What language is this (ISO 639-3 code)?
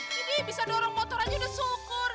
ind